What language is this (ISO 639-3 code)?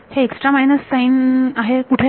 mar